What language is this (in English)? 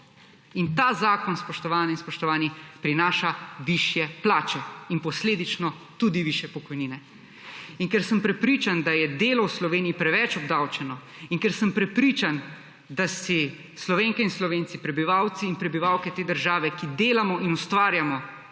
Slovenian